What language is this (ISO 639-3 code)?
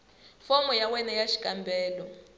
tso